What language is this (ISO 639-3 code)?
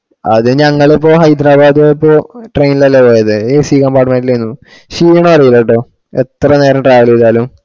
mal